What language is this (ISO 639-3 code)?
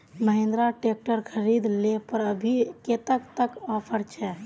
mag